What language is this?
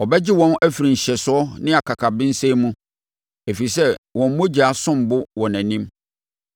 Akan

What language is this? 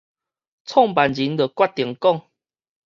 Min Nan Chinese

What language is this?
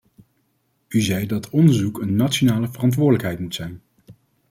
Dutch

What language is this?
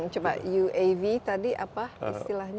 Indonesian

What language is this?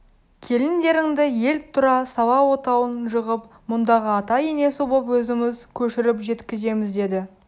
Kazakh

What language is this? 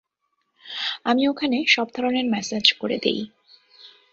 Bangla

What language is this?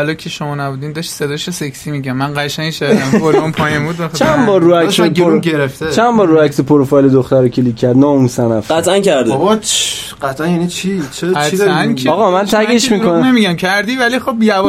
Persian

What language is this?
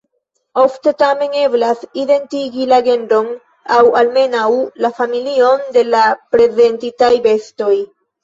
Esperanto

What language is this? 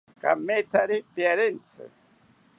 South Ucayali Ashéninka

